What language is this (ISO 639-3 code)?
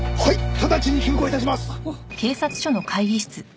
jpn